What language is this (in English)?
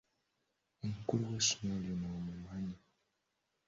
Ganda